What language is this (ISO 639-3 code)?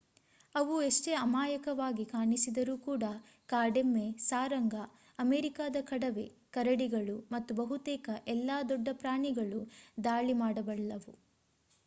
kan